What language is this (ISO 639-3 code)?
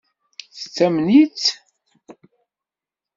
kab